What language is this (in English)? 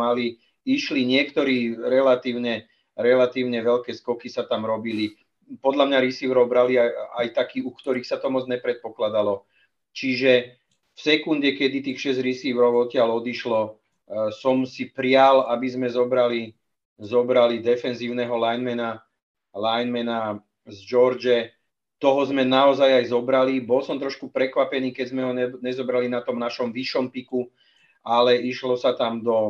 Czech